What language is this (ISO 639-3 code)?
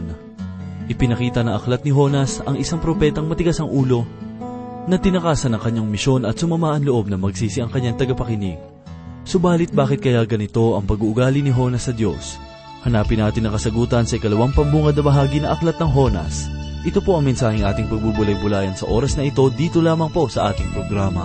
fil